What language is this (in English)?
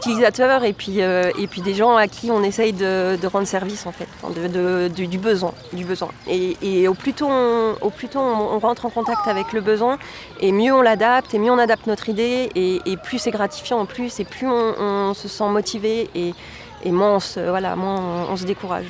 French